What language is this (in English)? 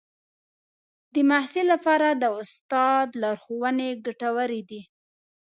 Pashto